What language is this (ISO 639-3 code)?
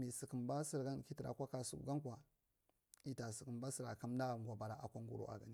mrt